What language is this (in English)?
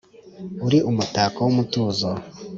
Kinyarwanda